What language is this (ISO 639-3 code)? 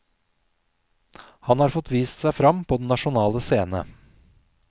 nor